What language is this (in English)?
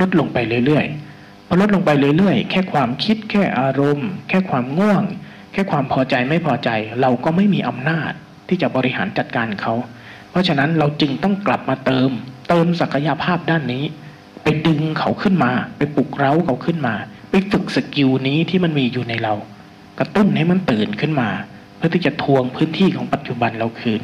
Thai